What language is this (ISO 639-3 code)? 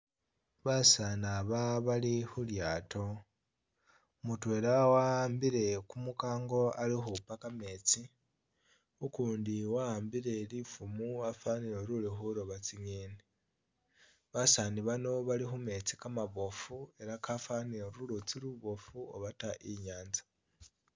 myx